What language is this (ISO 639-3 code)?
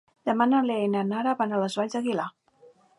cat